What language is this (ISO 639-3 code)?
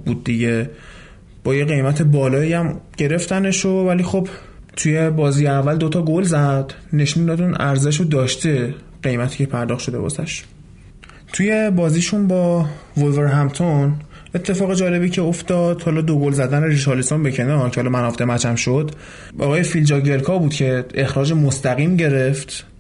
fas